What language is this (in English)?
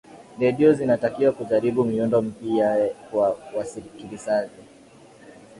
Swahili